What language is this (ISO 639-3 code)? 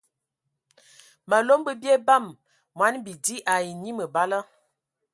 ewo